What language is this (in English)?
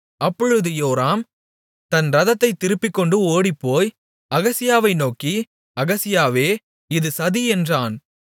Tamil